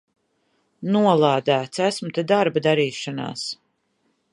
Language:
Latvian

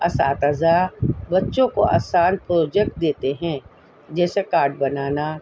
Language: Urdu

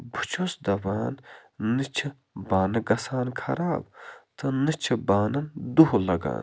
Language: Kashmiri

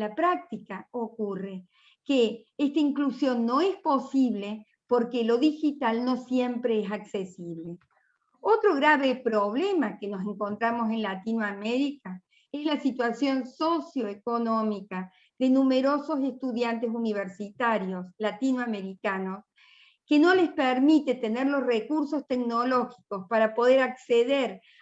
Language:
Spanish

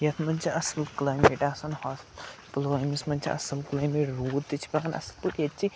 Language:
Kashmiri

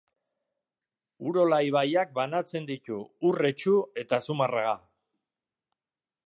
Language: Basque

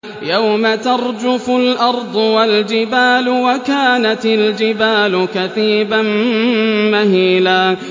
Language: Arabic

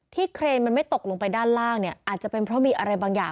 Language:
Thai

